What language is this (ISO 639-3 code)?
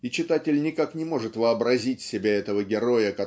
rus